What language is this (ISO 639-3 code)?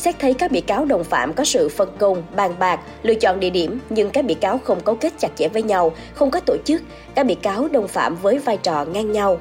vie